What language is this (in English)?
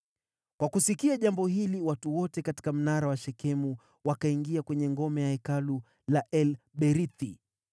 Swahili